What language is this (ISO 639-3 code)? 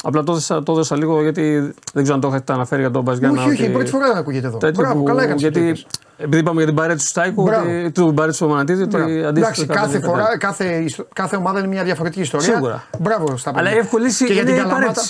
ell